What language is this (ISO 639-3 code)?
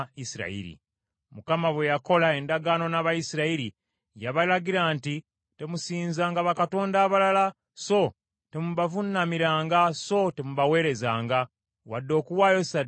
lug